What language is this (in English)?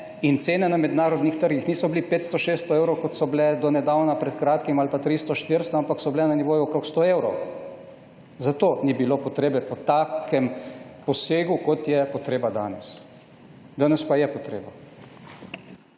Slovenian